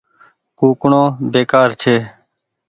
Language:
Goaria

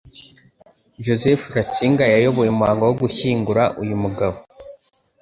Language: Kinyarwanda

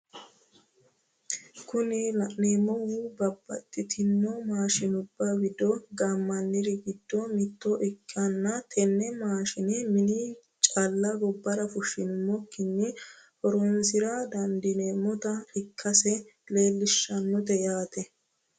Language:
Sidamo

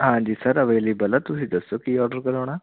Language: Punjabi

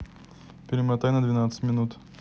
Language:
Russian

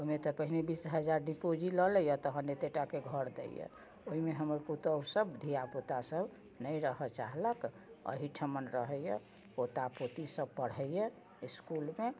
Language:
Maithili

